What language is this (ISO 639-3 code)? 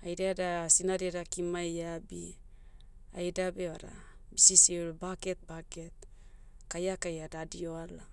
meu